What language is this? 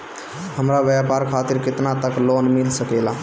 Bhojpuri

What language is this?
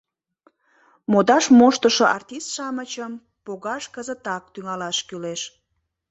Mari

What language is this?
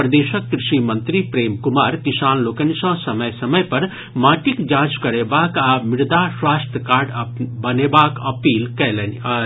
Maithili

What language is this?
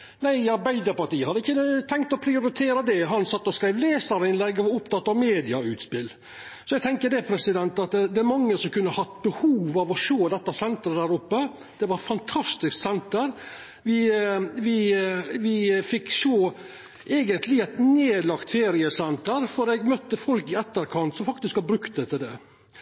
Norwegian Nynorsk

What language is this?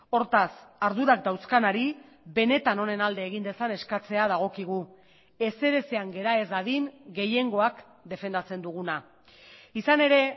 Basque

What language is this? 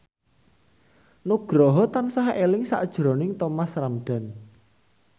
Javanese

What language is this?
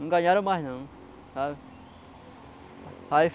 Portuguese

